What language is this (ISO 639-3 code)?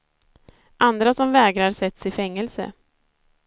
swe